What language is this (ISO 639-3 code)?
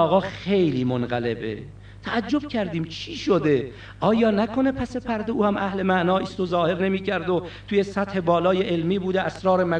fas